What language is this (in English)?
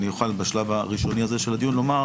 Hebrew